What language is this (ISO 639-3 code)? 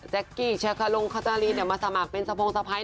tha